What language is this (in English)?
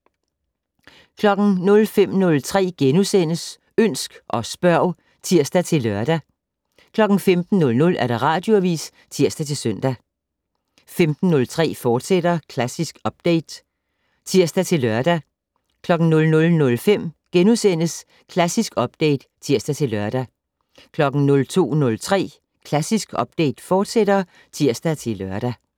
Danish